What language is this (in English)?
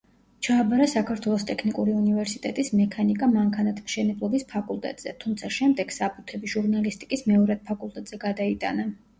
Georgian